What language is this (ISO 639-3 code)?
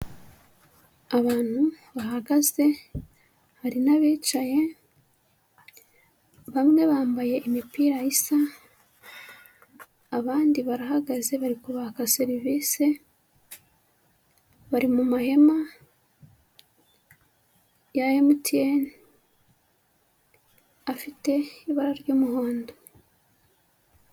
kin